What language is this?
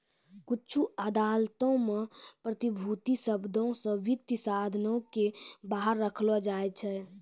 Maithili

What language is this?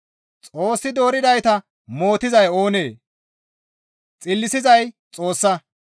Gamo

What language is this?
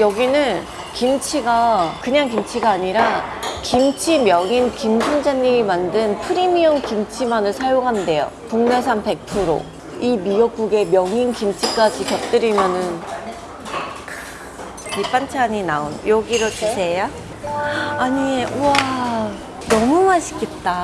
Korean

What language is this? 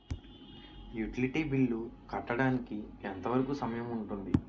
Telugu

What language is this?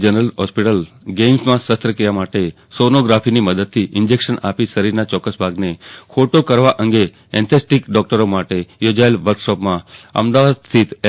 Gujarati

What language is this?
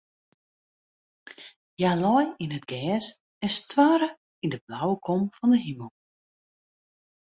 Western Frisian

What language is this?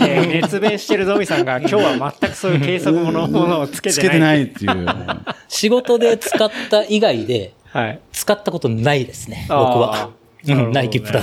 Japanese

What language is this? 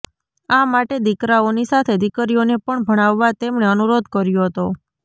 Gujarati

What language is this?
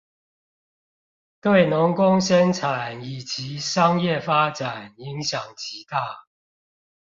Chinese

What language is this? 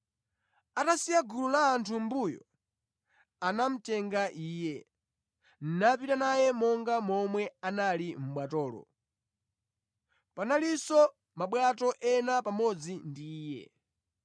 Nyanja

